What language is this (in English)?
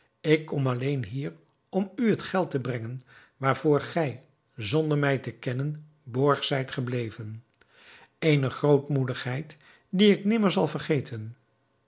Dutch